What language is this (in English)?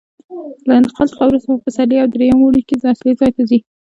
Pashto